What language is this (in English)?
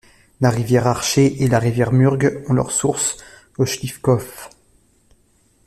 French